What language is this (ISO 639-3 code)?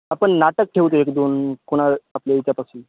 mar